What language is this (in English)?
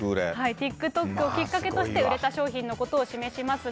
Japanese